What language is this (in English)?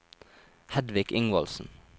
Norwegian